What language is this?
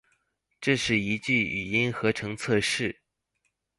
Chinese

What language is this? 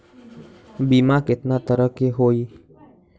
Magahi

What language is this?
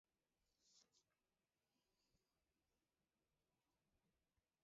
Mari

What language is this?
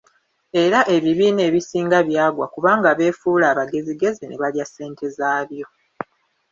Ganda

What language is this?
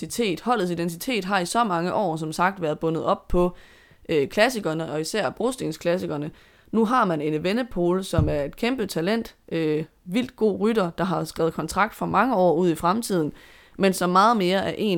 Danish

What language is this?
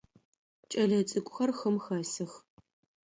Adyghe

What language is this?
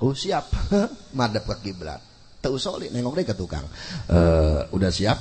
Indonesian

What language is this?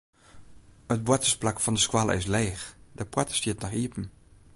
Western Frisian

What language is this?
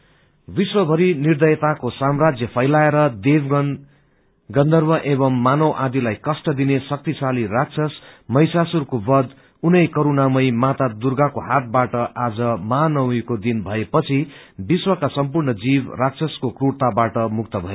Nepali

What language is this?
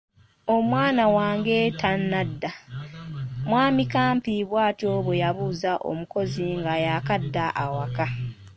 Ganda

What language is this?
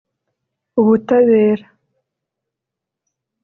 Kinyarwanda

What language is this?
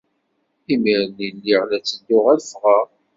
Kabyle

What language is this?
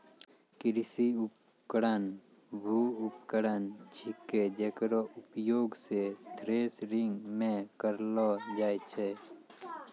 Maithili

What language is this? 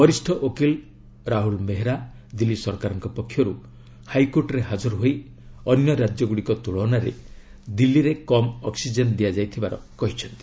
Odia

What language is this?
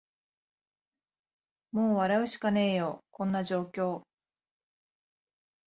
Japanese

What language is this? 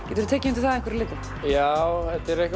Icelandic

